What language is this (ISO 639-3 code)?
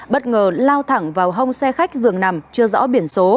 vie